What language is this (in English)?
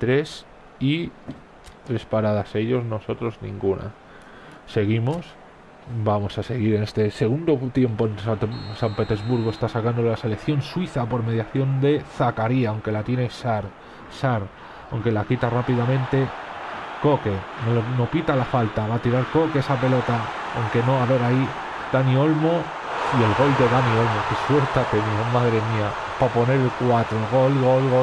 Spanish